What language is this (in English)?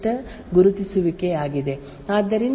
Kannada